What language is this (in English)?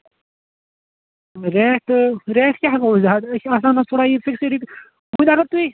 Kashmiri